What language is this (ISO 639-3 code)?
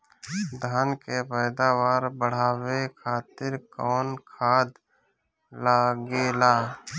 bho